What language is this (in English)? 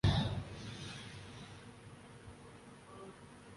Urdu